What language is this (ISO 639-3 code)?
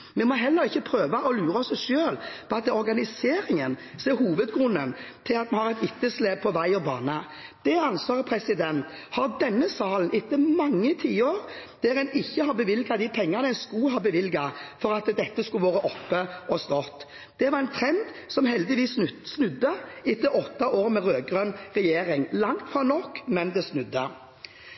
nob